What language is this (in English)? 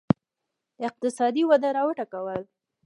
Pashto